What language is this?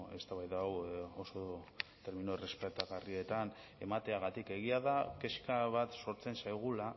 Basque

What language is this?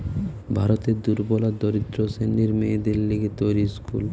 Bangla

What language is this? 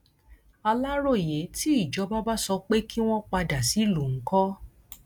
Yoruba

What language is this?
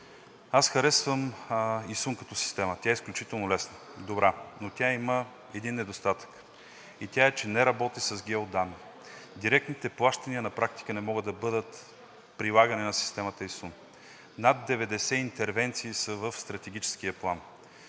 Bulgarian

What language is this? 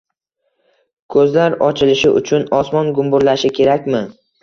Uzbek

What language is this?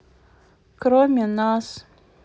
Russian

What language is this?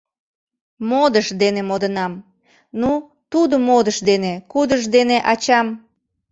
Mari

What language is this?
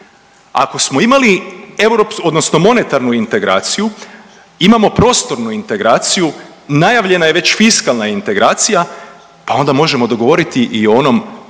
Croatian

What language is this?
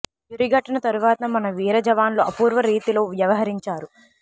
Telugu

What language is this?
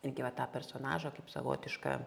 Lithuanian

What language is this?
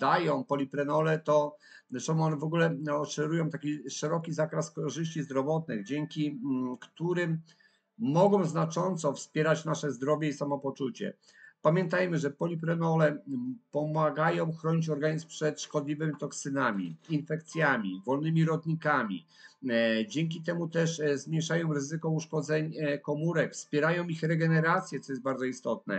Polish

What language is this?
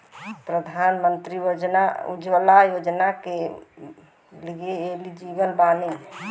Bhojpuri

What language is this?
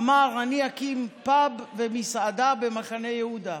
Hebrew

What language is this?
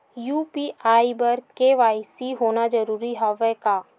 Chhattisgarhi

